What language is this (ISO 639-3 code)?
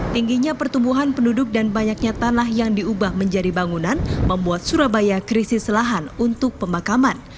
ind